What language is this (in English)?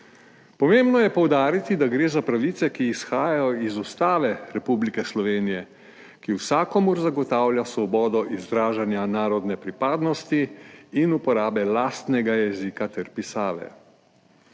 Slovenian